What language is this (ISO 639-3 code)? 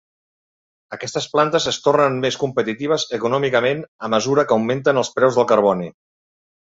cat